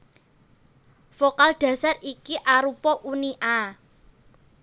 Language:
Javanese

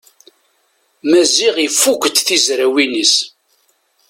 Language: Kabyle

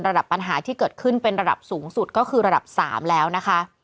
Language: Thai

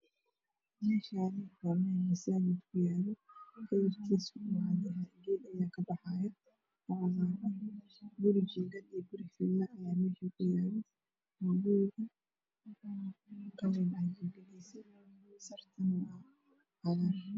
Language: Somali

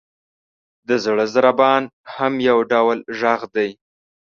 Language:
Pashto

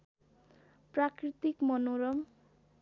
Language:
Nepali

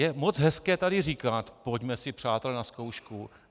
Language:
Czech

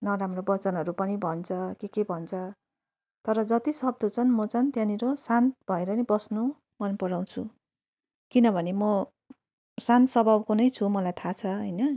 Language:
Nepali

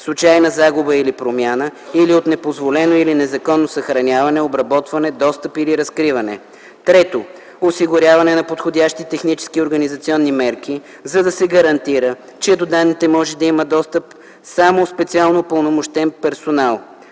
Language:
Bulgarian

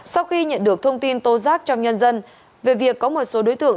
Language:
Vietnamese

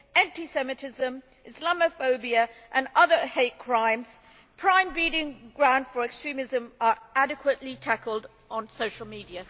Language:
English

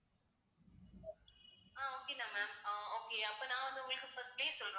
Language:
Tamil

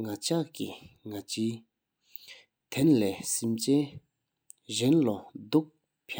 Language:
Sikkimese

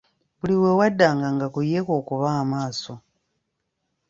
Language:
Ganda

